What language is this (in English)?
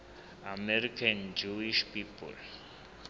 Southern Sotho